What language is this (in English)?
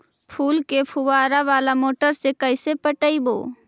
Magahi